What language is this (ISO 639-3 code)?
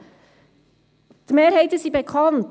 gsw